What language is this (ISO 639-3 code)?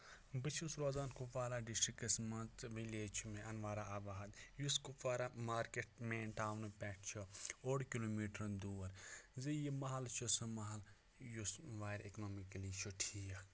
kas